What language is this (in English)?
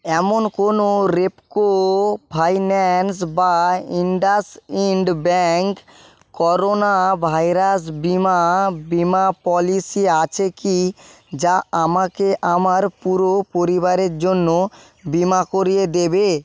Bangla